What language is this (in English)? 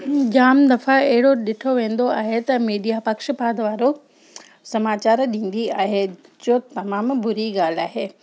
Sindhi